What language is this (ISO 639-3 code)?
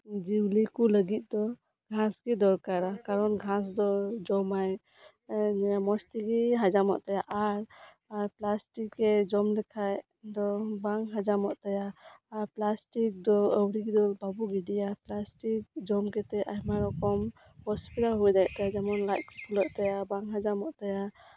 sat